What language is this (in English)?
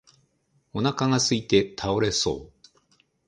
Japanese